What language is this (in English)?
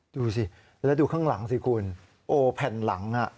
Thai